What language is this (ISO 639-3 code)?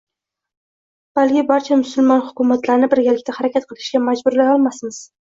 uzb